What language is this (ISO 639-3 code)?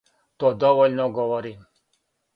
srp